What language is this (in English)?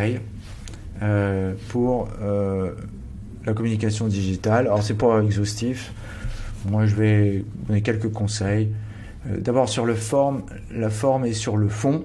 French